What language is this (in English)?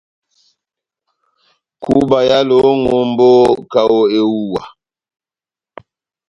Batanga